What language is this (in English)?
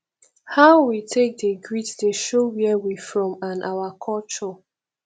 Nigerian Pidgin